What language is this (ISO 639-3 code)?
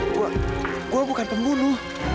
ind